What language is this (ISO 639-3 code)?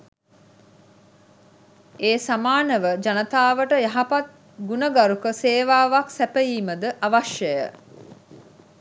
sin